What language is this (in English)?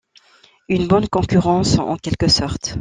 French